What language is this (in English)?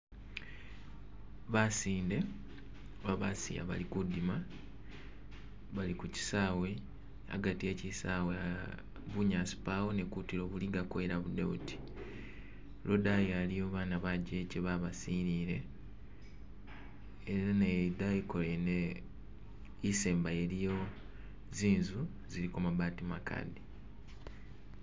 Masaaba